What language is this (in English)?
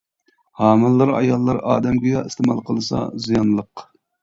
Uyghur